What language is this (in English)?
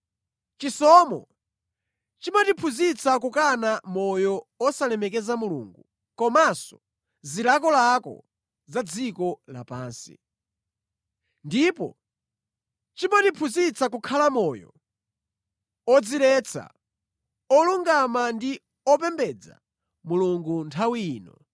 Nyanja